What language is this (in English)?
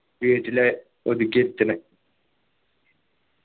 Malayalam